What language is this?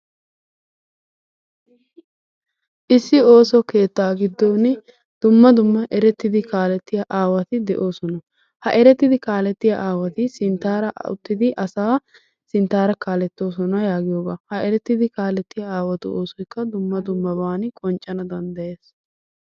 Wolaytta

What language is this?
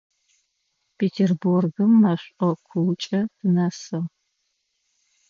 Adyghe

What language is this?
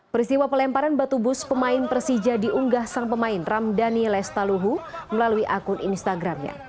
Indonesian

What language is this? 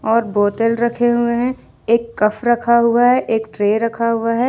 Hindi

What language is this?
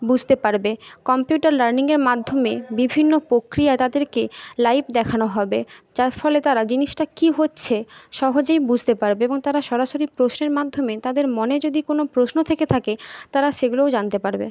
Bangla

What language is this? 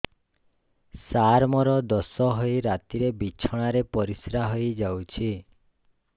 Odia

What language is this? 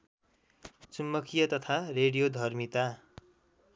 Nepali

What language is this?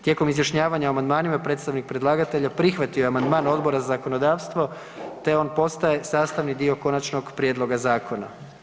Croatian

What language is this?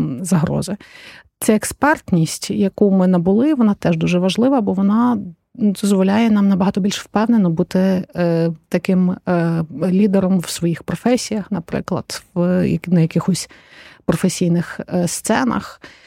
Ukrainian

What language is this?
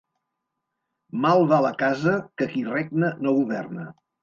Catalan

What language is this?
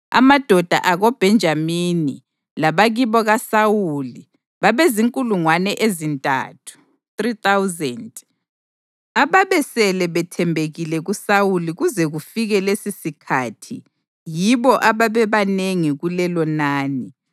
North Ndebele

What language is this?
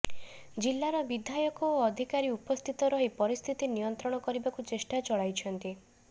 Odia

